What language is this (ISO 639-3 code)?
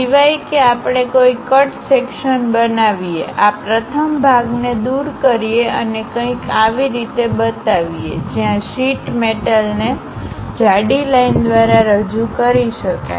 guj